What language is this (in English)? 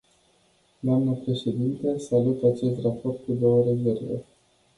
Romanian